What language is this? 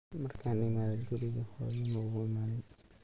Somali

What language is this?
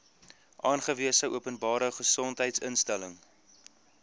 Afrikaans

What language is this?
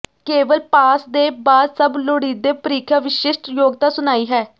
Punjabi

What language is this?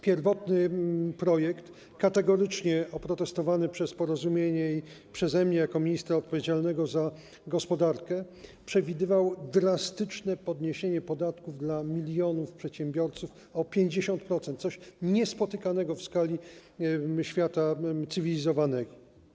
Polish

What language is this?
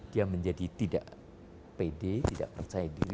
Indonesian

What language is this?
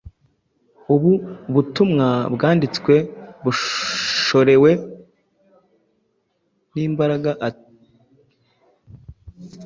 Kinyarwanda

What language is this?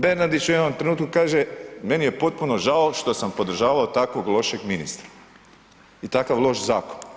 Croatian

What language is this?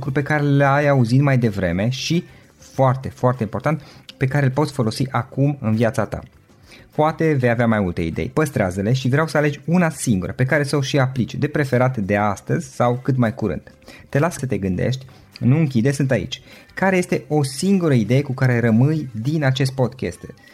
Romanian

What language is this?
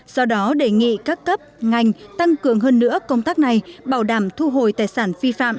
Vietnamese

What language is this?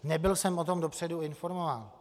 Czech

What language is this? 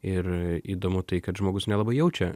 Lithuanian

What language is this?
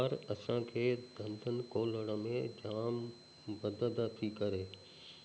Sindhi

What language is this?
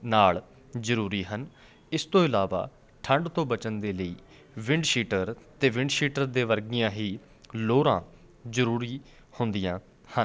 Punjabi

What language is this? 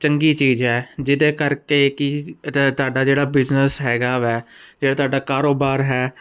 Punjabi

